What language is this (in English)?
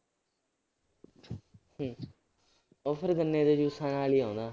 Punjabi